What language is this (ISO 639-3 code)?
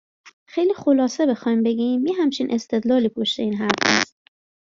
fas